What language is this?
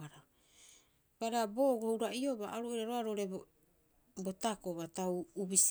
Rapoisi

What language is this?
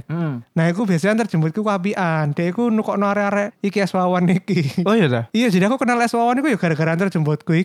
Indonesian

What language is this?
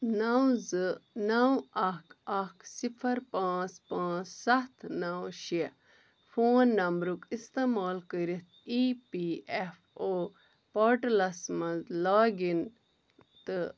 Kashmiri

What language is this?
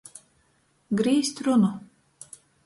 Latgalian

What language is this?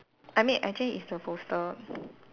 English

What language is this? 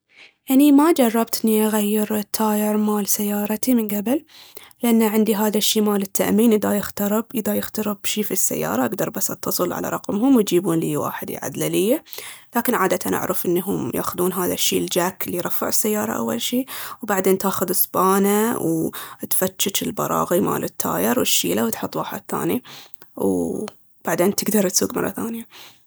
Baharna Arabic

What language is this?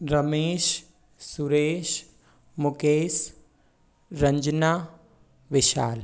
Hindi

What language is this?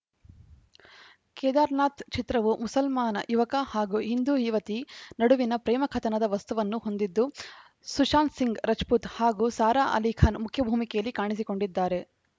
Kannada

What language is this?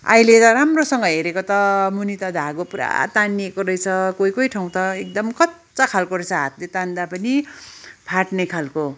Nepali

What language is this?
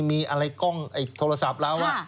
Thai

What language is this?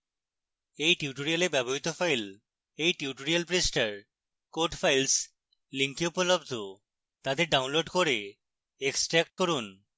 Bangla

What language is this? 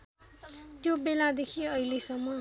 Nepali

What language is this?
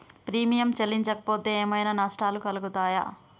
Telugu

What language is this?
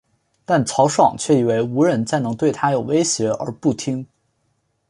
Chinese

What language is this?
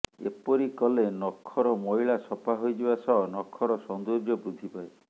Odia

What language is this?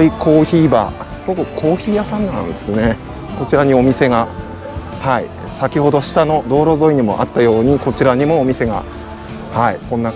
Japanese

